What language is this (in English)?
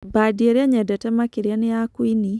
Kikuyu